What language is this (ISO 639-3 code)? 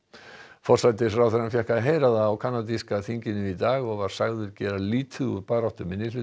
isl